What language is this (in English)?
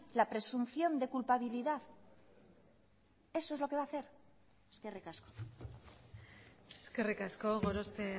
Spanish